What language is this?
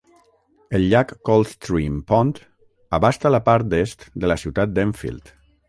Catalan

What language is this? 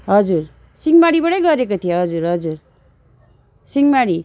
Nepali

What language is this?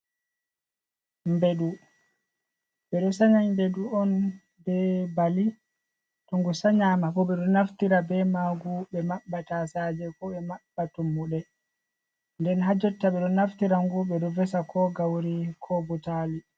Fula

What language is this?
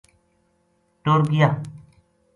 Gujari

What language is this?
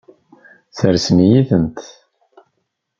Kabyle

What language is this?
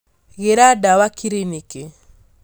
Kikuyu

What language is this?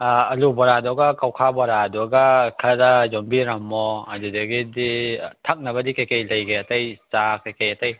Manipuri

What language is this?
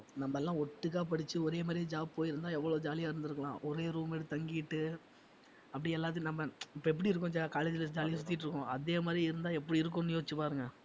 Tamil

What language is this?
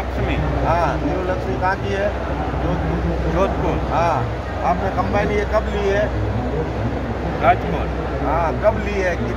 Hindi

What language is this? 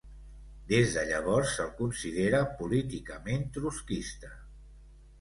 Catalan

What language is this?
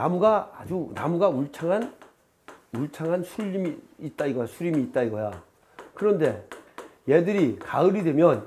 Korean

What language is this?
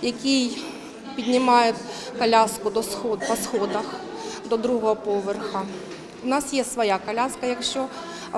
Ukrainian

